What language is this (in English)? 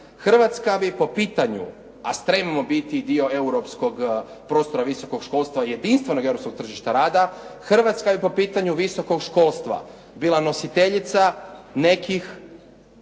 Croatian